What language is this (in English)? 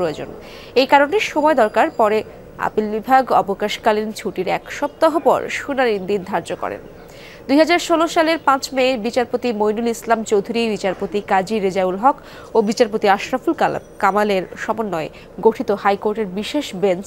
Bangla